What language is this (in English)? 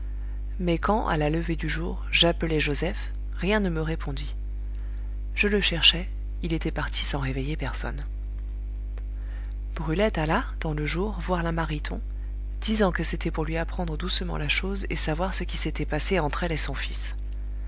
French